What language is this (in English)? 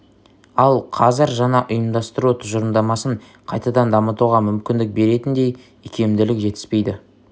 Kazakh